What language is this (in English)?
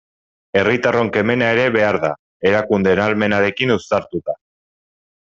Basque